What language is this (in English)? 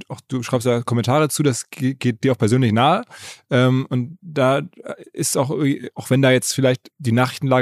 German